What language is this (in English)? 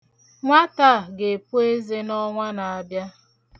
Igbo